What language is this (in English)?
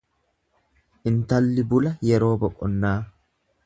Oromo